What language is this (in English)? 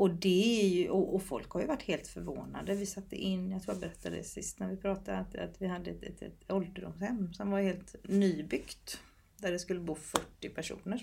Swedish